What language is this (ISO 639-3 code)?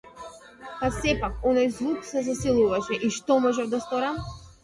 mkd